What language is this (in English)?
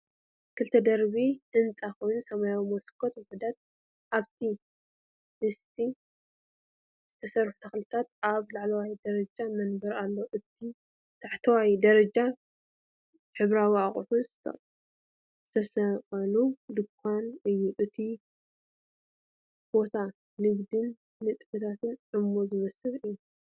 Tigrinya